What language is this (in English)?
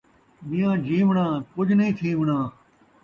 Saraiki